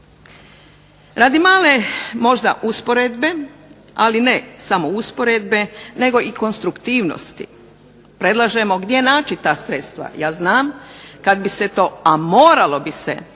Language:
Croatian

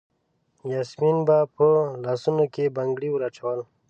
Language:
Pashto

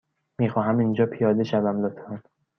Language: Persian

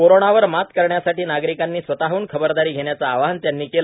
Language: Marathi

